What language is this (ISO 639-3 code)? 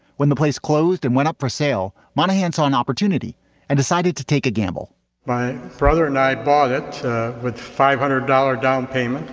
eng